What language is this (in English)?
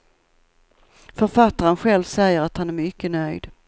Swedish